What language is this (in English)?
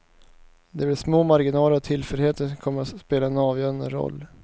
Swedish